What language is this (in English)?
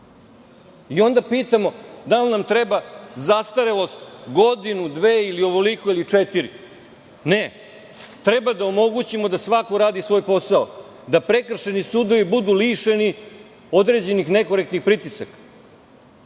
Serbian